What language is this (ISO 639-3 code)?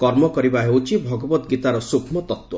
ori